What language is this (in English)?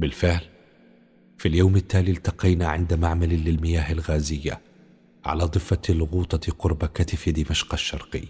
Arabic